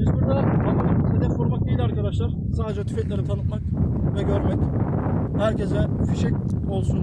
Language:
Turkish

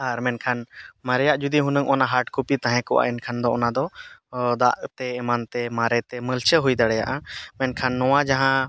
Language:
Santali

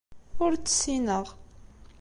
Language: Kabyle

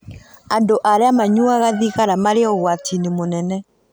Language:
Kikuyu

